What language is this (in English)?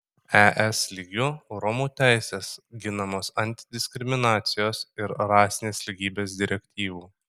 Lithuanian